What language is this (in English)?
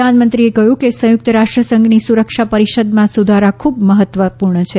Gujarati